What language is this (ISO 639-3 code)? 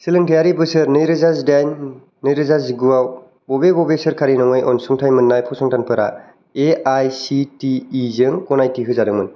brx